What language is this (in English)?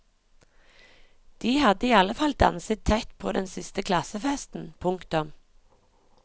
Norwegian